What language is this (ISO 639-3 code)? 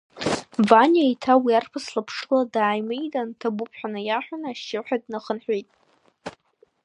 abk